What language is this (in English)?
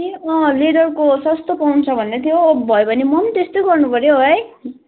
Nepali